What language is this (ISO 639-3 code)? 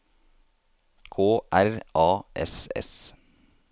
nor